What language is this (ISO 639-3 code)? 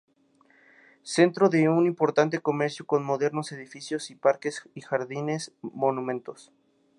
spa